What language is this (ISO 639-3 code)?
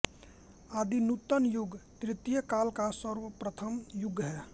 hin